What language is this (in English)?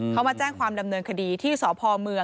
Thai